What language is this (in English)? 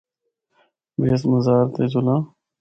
Northern Hindko